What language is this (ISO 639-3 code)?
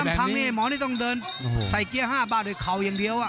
tha